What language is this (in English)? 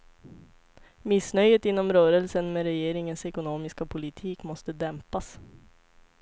Swedish